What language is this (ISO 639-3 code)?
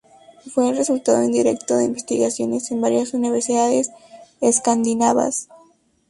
spa